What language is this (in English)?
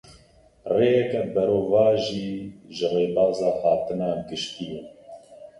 Kurdish